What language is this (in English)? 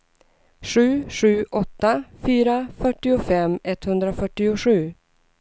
Swedish